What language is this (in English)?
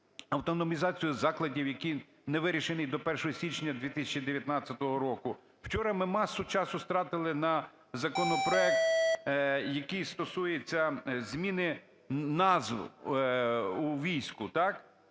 Ukrainian